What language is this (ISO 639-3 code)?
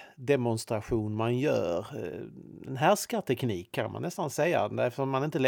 swe